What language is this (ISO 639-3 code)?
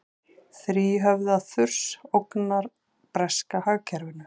isl